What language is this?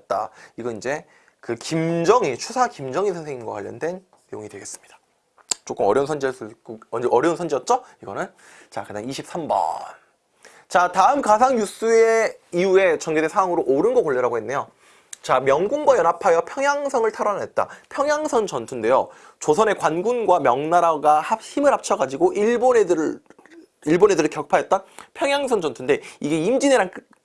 Korean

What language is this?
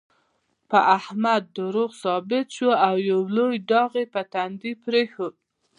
Pashto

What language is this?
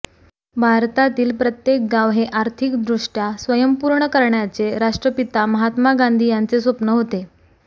Marathi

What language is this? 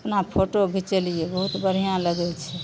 Maithili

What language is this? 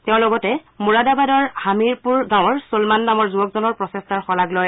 Assamese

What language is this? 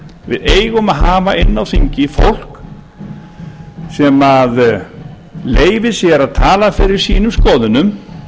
Icelandic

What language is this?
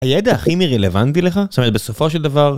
Hebrew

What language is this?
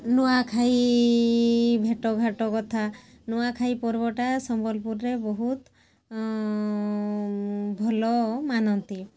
Odia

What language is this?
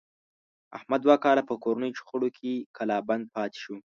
Pashto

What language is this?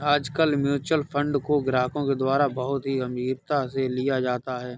Hindi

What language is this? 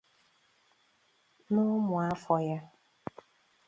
Igbo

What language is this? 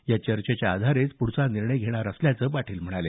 Marathi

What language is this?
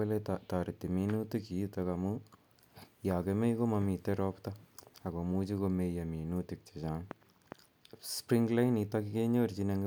Kalenjin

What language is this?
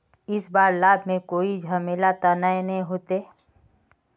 Magahi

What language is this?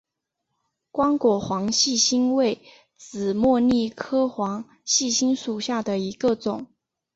Chinese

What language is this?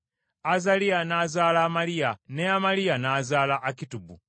Ganda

